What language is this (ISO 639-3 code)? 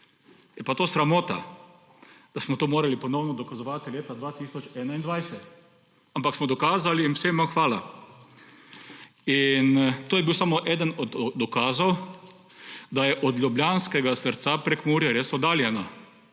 slv